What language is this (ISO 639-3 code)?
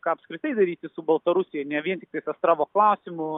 lit